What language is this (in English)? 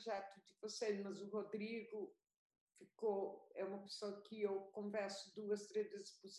Portuguese